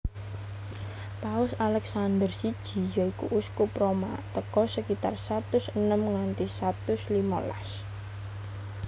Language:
Javanese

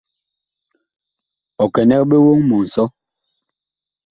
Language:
Bakoko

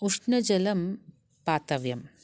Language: Sanskrit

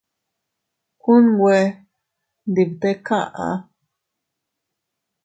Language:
Teutila Cuicatec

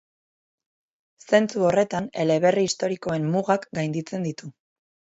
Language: Basque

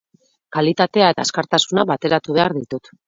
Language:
Basque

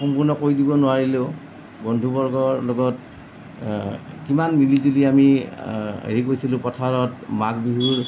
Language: Assamese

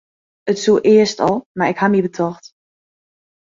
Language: Western Frisian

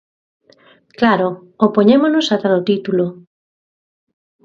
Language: Galician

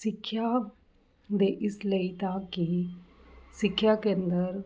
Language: Punjabi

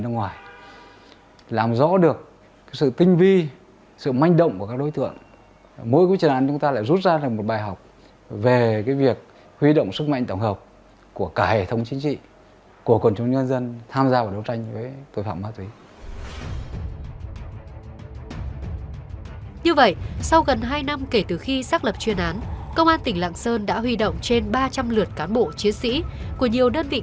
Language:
Vietnamese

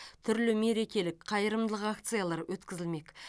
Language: Kazakh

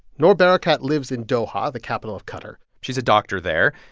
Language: English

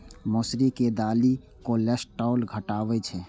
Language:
Maithili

